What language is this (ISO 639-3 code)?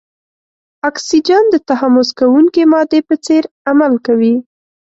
pus